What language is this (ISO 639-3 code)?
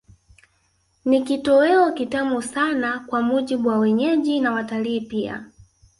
swa